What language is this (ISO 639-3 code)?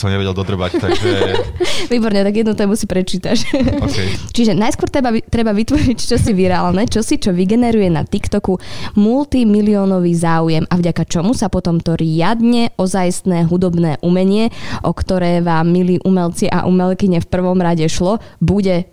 slk